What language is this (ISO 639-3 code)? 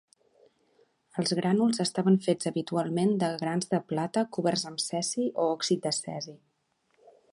cat